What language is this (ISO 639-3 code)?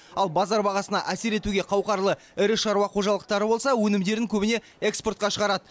kaz